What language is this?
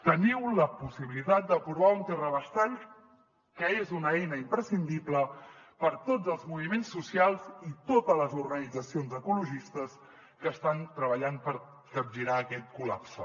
Catalan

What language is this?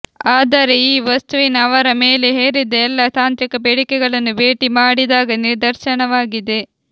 Kannada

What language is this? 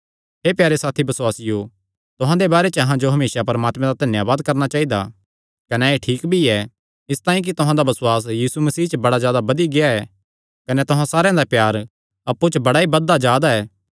Kangri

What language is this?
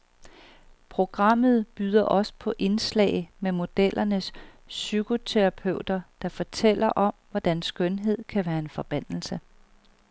Danish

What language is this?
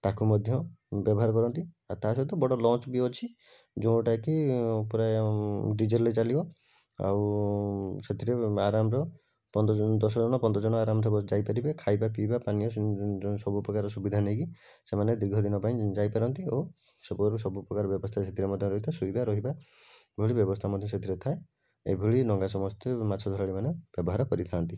Odia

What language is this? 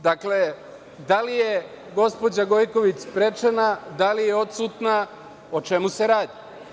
Serbian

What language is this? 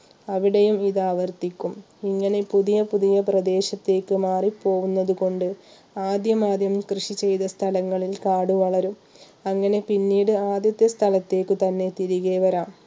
Malayalam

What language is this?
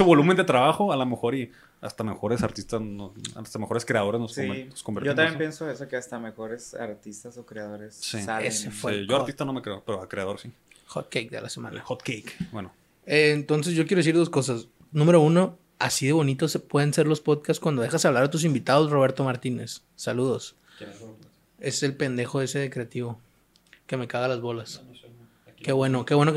Spanish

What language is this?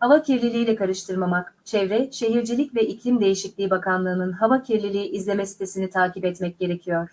Turkish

